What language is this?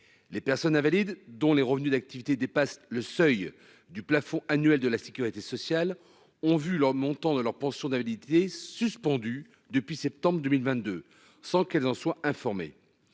French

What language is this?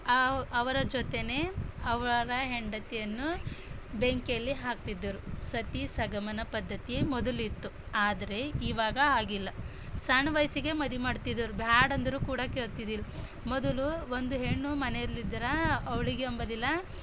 Kannada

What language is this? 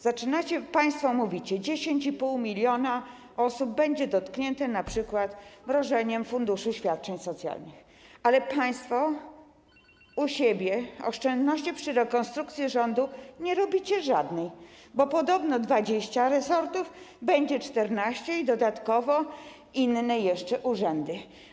Polish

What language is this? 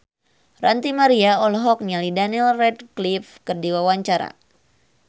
Sundanese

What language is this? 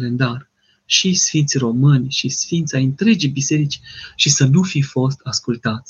Romanian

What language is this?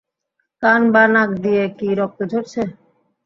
Bangla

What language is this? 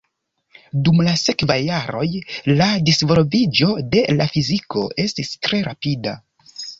Esperanto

